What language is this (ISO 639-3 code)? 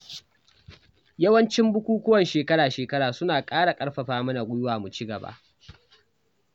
hau